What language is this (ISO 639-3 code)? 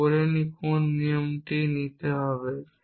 ben